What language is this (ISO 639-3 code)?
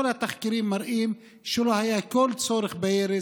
heb